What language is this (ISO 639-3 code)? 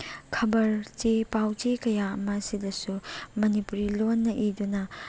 mni